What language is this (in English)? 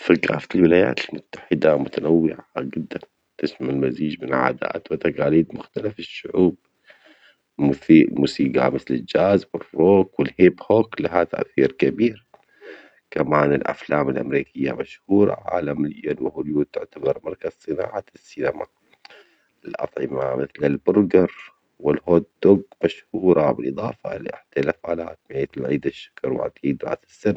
Omani Arabic